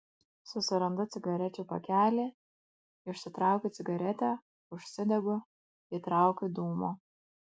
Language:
Lithuanian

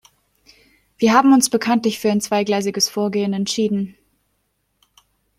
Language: German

